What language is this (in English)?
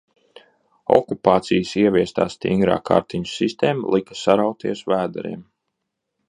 Latvian